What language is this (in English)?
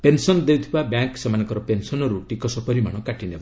Odia